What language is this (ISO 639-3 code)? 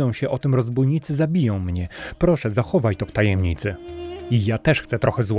pol